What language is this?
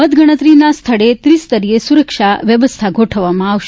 Gujarati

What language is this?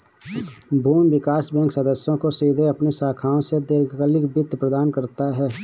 Hindi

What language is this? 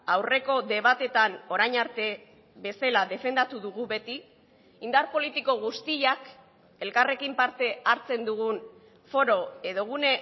Basque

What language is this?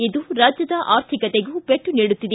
Kannada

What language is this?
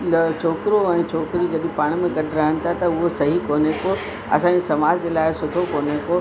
Sindhi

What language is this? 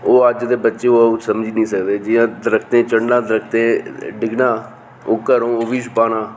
Dogri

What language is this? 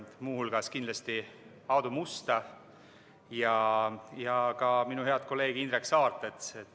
Estonian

